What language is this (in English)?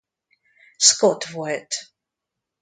Hungarian